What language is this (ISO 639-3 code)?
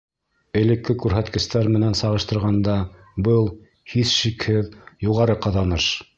bak